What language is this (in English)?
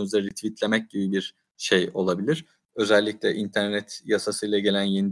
Turkish